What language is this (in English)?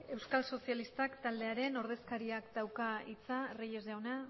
Basque